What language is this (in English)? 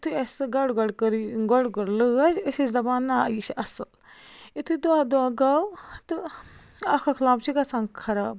Kashmiri